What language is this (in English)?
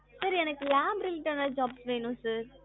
Tamil